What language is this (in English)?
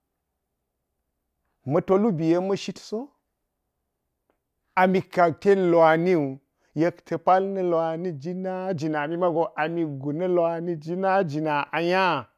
Geji